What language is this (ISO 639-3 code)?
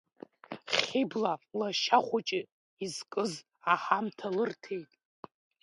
abk